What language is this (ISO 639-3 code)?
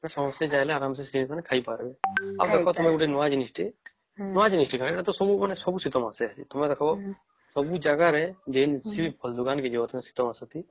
ori